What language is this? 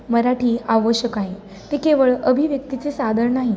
Marathi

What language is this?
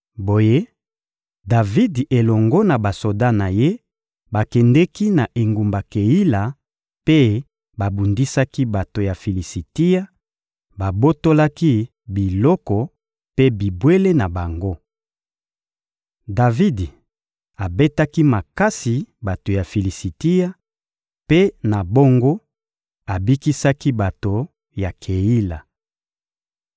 Lingala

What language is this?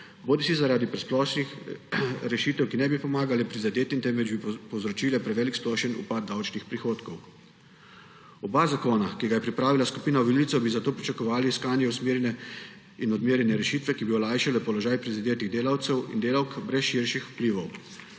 Slovenian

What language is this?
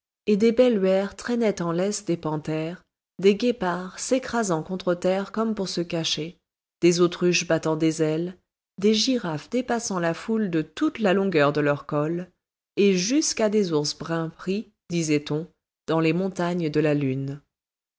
French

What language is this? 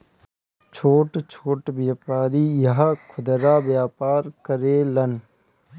Bhojpuri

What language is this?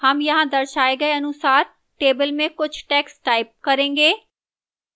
Hindi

